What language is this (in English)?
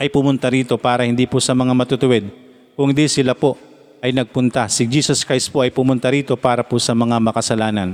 Filipino